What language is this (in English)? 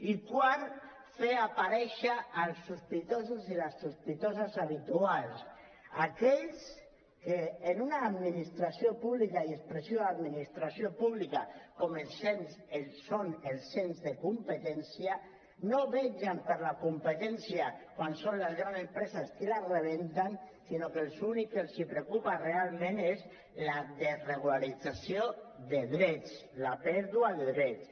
Catalan